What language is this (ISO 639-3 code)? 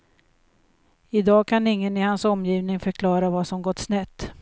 swe